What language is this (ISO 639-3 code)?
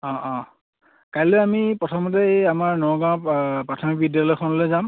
asm